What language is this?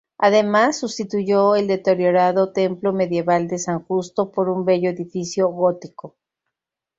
Spanish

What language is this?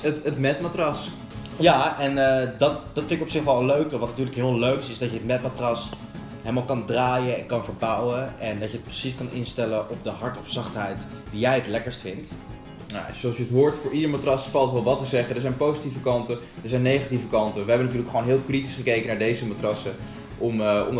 Dutch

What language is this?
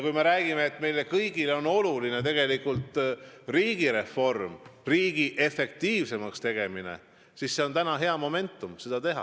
Estonian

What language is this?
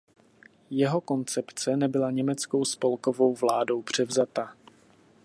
Czech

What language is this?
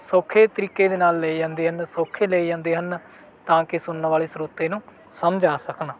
Punjabi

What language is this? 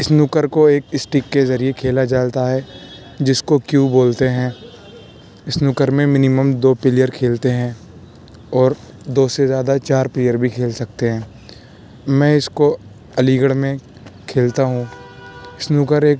Urdu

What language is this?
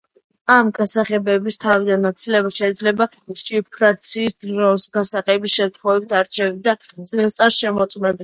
Georgian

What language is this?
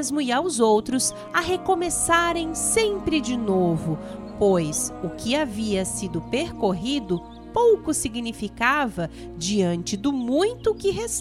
Portuguese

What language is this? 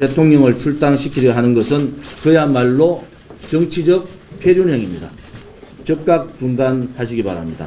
Korean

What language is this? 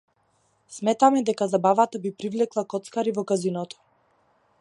Macedonian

